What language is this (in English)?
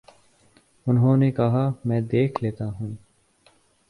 Urdu